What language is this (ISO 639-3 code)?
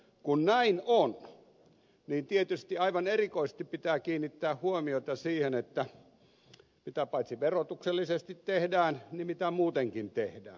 fin